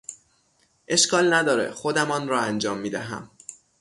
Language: Persian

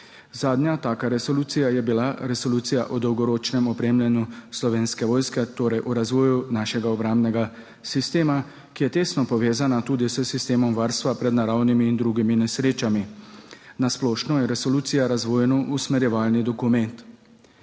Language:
Slovenian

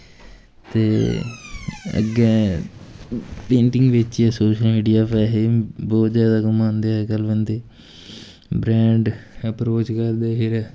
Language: Dogri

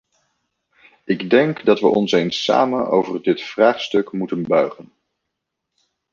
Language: Dutch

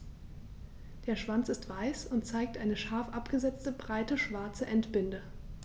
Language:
German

